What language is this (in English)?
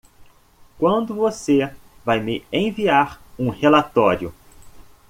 Portuguese